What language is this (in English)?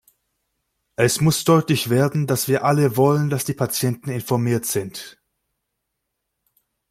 German